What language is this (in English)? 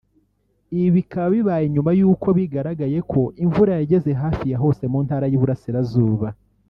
Kinyarwanda